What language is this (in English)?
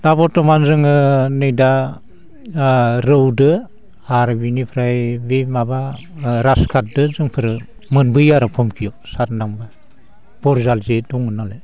Bodo